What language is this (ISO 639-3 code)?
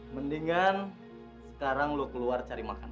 ind